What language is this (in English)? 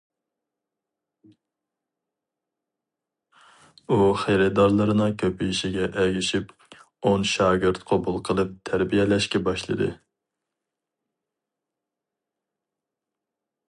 Uyghur